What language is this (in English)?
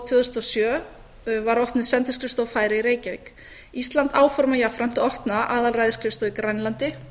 Icelandic